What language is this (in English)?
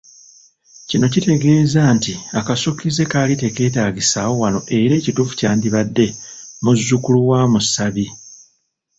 Ganda